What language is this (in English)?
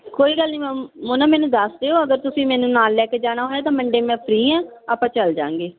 Punjabi